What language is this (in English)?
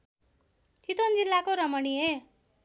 Nepali